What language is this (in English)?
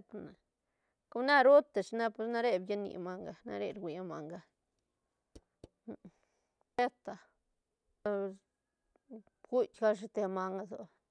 Santa Catarina Albarradas Zapotec